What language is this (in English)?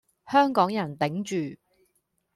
Cantonese